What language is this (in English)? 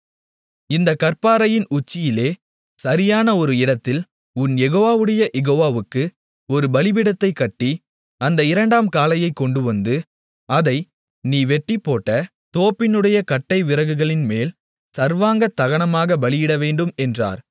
Tamil